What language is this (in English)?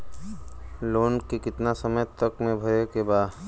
Bhojpuri